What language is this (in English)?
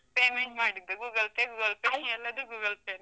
Kannada